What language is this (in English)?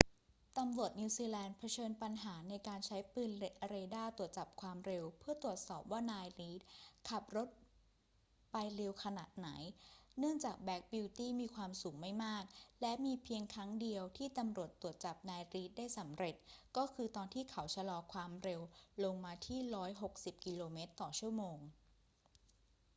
Thai